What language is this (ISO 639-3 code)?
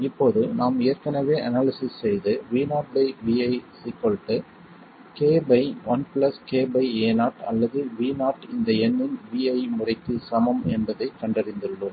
tam